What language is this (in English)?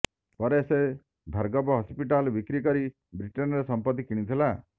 Odia